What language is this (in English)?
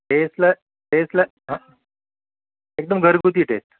Marathi